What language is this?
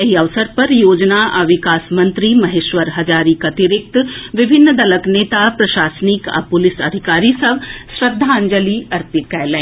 Maithili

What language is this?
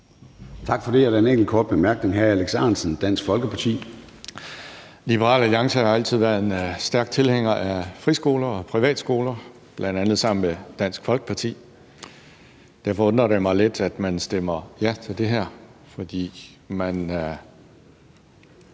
Danish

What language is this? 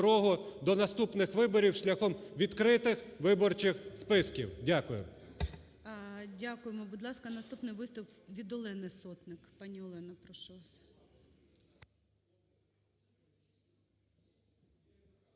Ukrainian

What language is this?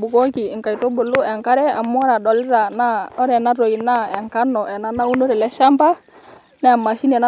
Masai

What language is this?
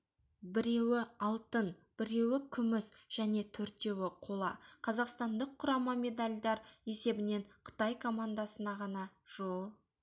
Kazakh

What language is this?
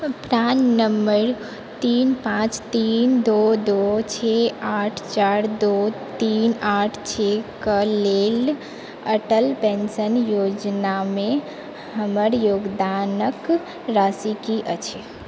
Maithili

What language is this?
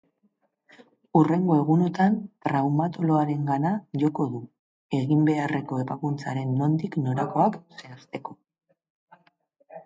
Basque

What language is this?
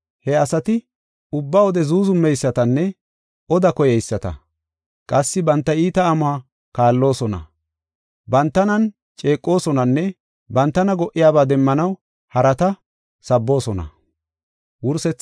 Gofa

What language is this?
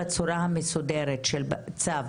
Hebrew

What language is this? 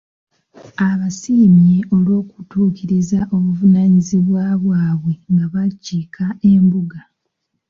Ganda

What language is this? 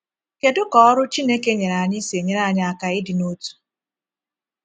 Igbo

